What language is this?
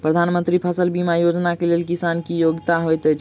Maithili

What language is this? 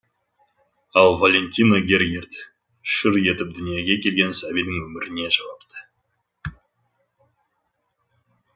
Kazakh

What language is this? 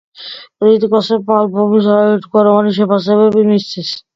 Georgian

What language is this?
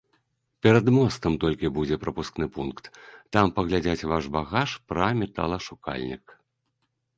Belarusian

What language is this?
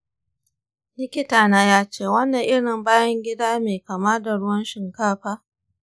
Hausa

